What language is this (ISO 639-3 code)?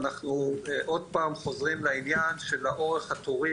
heb